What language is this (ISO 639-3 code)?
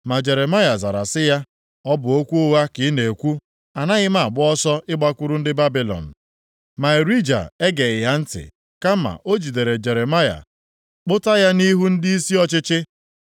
ibo